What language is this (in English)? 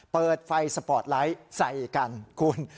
Thai